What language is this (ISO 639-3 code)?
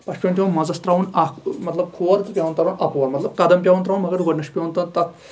kas